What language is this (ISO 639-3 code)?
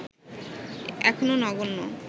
ben